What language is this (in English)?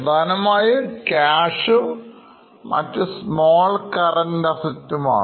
Malayalam